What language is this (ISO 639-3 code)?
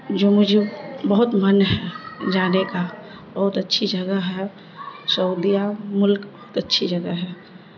urd